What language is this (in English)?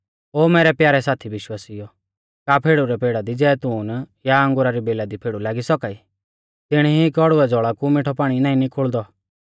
Mahasu Pahari